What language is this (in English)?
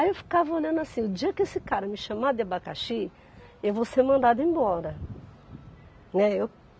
Portuguese